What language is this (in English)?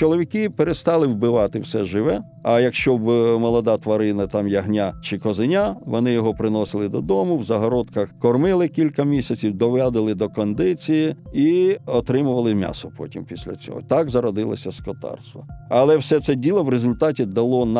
Ukrainian